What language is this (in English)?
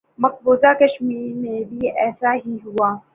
Urdu